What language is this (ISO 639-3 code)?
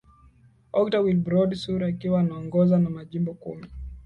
swa